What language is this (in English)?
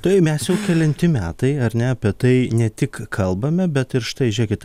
Lithuanian